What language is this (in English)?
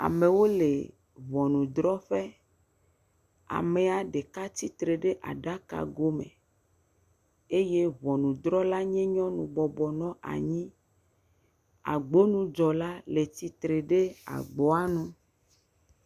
Ewe